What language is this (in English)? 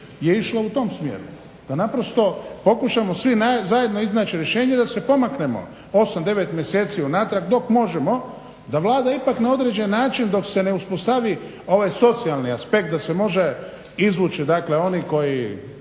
Croatian